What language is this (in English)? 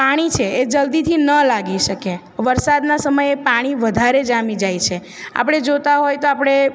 Gujarati